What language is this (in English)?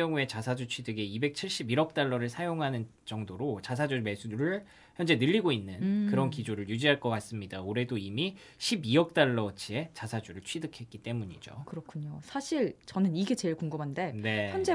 Korean